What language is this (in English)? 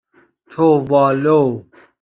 Persian